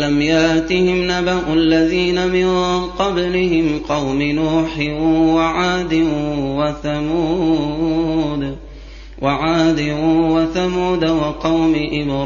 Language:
Arabic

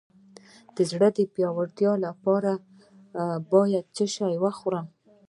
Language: Pashto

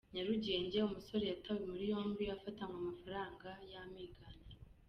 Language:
Kinyarwanda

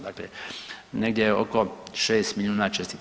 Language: Croatian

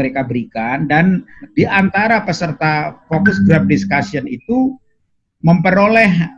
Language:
Indonesian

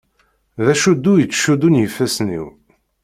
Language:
Kabyle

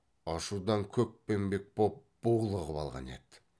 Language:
Kazakh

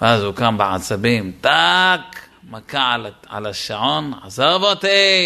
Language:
Hebrew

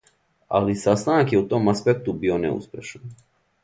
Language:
Serbian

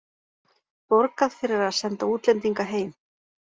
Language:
Icelandic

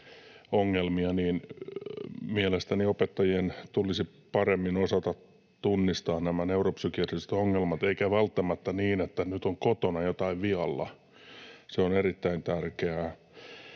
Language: Finnish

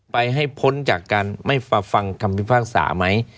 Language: Thai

